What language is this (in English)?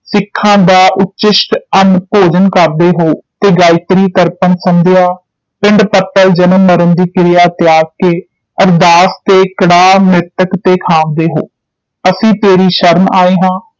Punjabi